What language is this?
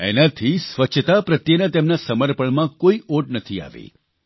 Gujarati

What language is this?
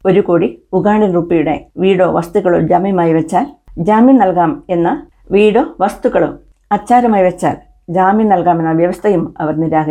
Malayalam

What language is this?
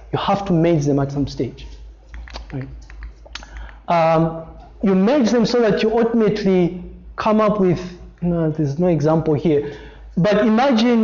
English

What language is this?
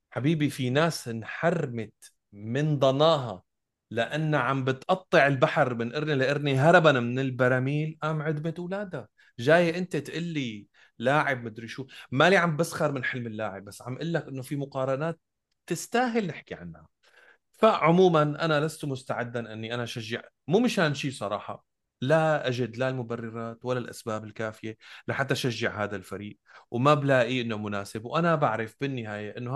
Arabic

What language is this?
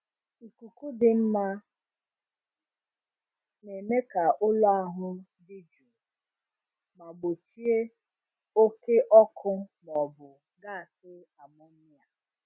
Igbo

